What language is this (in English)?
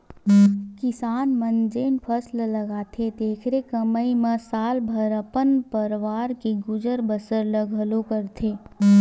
Chhattisgarhi